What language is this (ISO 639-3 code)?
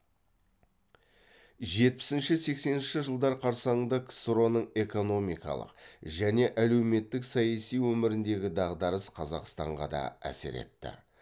kaz